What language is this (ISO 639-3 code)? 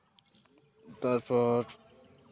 sat